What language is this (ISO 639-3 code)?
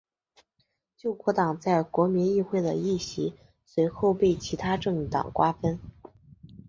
zho